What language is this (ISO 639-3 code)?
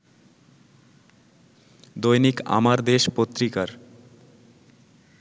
ben